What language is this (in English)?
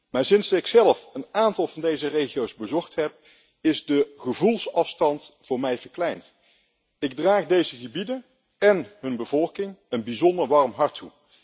Dutch